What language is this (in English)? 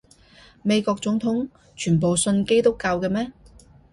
Cantonese